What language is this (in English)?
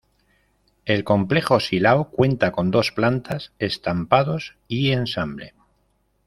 Spanish